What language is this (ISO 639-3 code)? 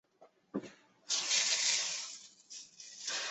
zho